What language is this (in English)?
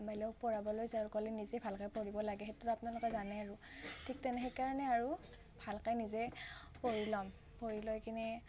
Assamese